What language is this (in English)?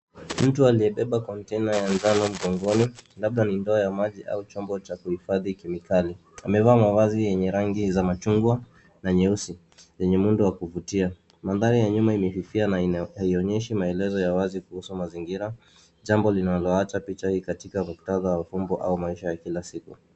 Swahili